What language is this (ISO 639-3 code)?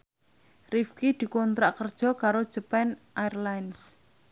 jav